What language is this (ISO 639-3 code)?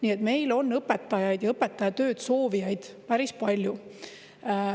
est